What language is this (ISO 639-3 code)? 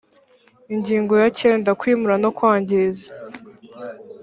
kin